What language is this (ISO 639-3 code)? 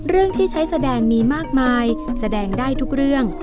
tha